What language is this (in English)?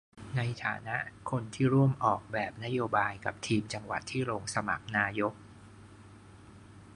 Thai